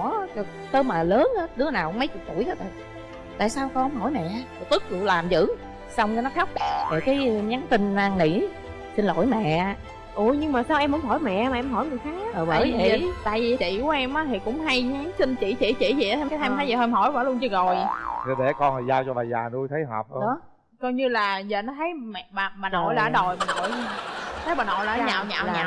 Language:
Vietnamese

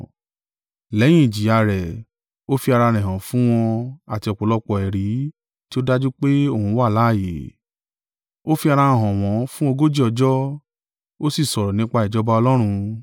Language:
Yoruba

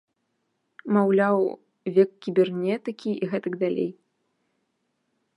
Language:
Belarusian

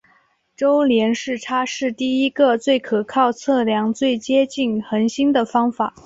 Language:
Chinese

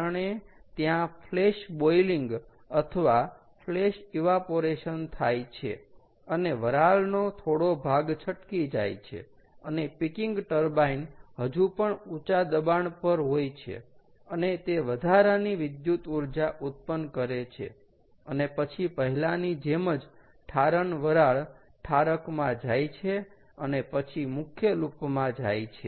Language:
Gujarati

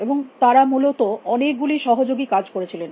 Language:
Bangla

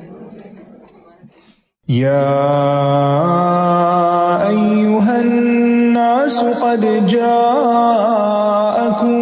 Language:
Urdu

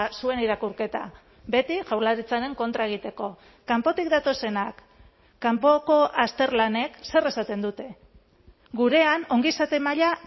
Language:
Basque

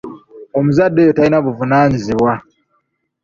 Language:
Ganda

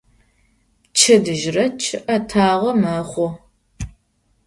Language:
Adyghe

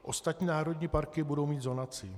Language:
Czech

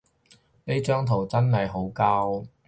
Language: Cantonese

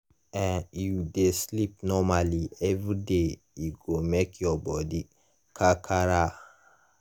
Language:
Nigerian Pidgin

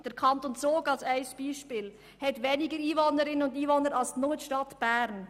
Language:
Swiss German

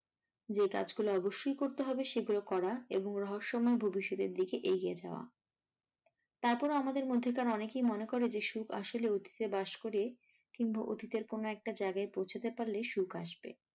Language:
Bangla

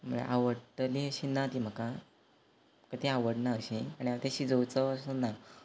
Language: Konkani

